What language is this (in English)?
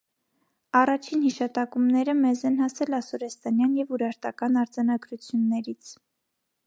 Armenian